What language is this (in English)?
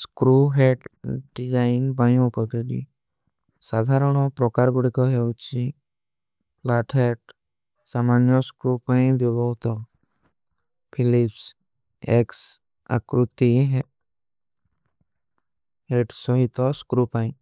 Kui (India)